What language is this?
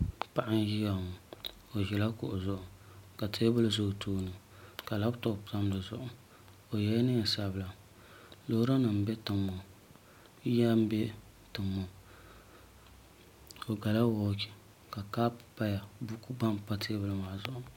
Dagbani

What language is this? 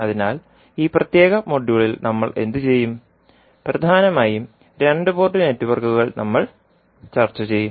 Malayalam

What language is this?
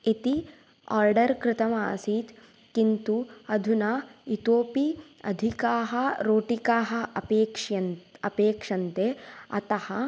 Sanskrit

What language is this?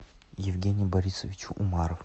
Russian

